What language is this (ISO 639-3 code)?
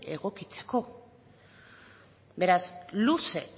eus